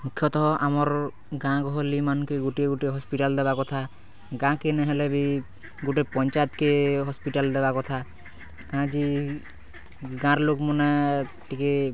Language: Odia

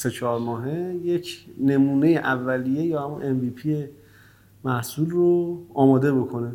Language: Persian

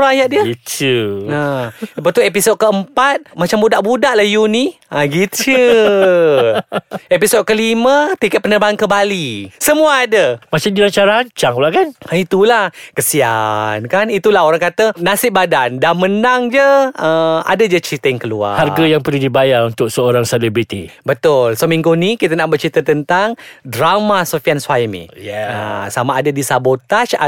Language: Malay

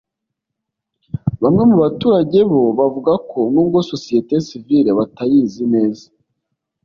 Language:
Kinyarwanda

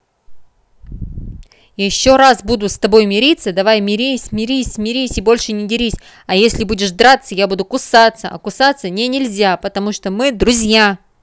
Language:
Russian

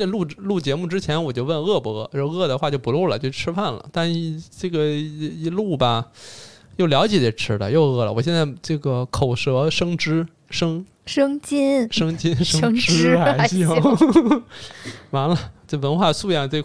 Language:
Chinese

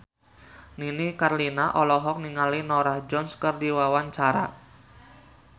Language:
Sundanese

